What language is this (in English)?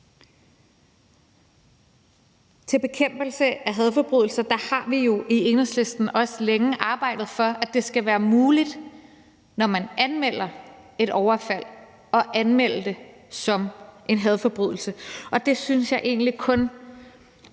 Danish